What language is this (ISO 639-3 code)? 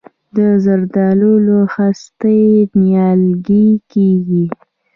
pus